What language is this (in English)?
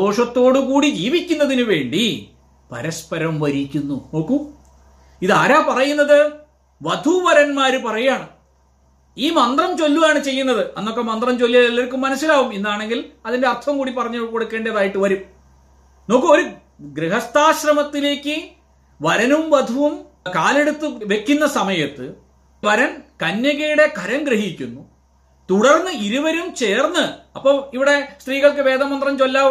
Malayalam